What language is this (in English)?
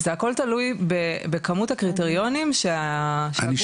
Hebrew